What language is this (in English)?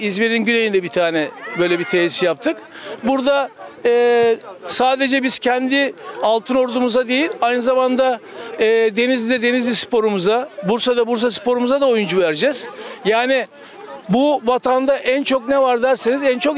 Turkish